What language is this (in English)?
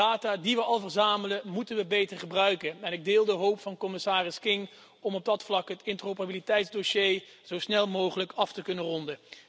Dutch